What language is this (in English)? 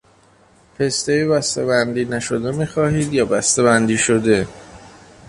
Persian